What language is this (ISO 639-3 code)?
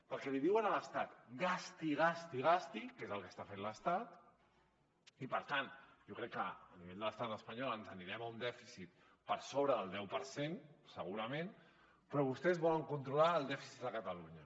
cat